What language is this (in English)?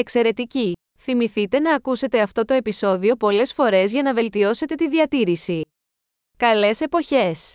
Greek